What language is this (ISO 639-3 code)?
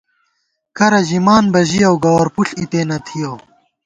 gwt